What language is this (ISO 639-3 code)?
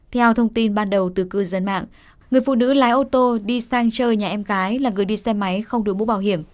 vie